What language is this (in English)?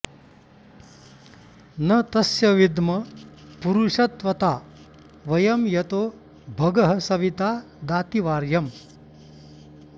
Sanskrit